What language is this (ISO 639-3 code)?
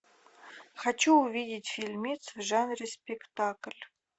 rus